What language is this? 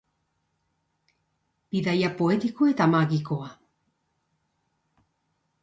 Basque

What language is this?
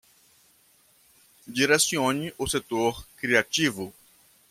Portuguese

